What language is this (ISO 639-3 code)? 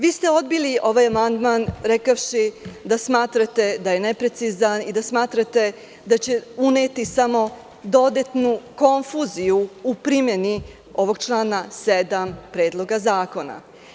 srp